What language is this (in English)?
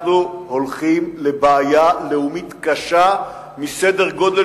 Hebrew